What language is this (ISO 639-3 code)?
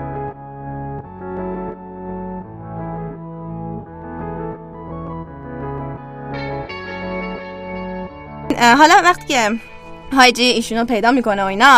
fas